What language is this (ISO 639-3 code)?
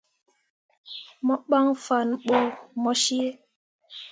mua